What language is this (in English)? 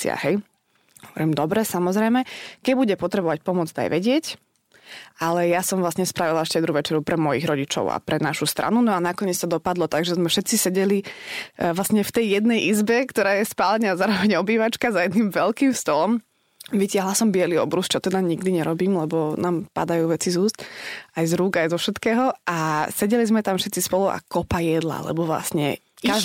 Slovak